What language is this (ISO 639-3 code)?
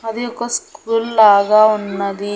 tel